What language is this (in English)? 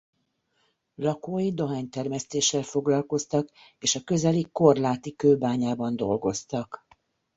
Hungarian